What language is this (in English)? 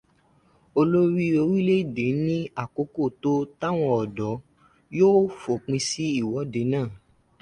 Yoruba